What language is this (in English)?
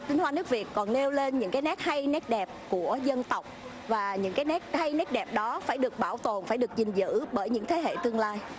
Vietnamese